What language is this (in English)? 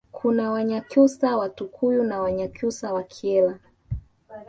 Swahili